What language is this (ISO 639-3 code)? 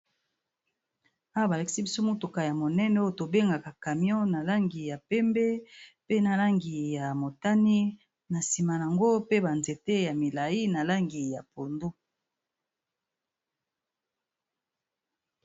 lin